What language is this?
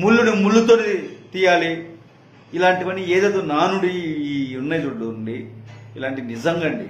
Telugu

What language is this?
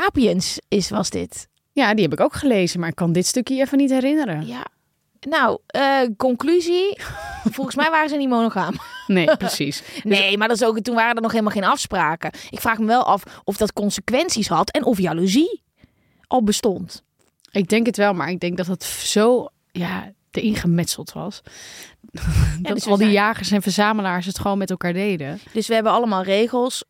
Dutch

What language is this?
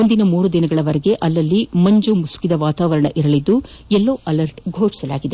Kannada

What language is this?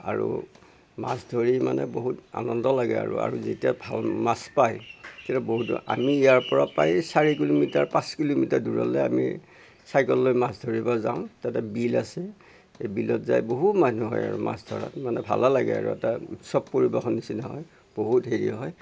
Assamese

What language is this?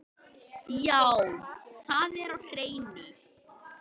Icelandic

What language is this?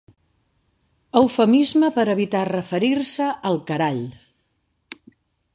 Catalan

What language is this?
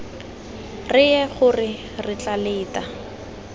Tswana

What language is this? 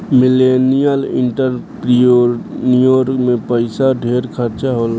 Bhojpuri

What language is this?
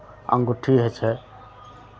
Maithili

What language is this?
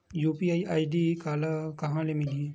Chhattisgarhi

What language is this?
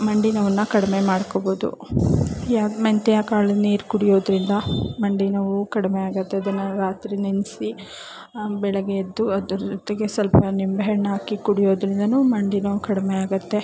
Kannada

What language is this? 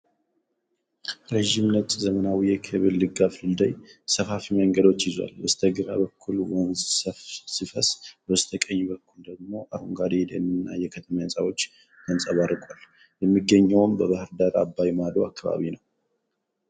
Amharic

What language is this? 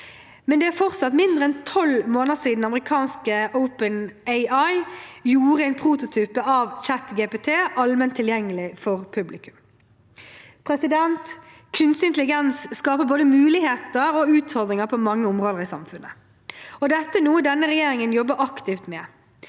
Norwegian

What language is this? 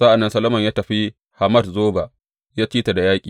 Hausa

